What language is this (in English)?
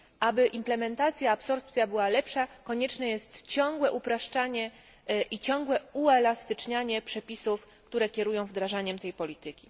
Polish